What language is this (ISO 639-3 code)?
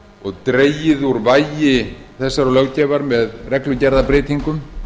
isl